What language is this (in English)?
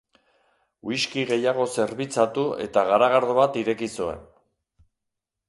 Basque